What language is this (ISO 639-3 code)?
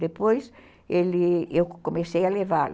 por